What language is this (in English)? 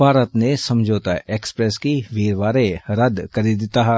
Dogri